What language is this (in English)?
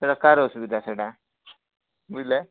Odia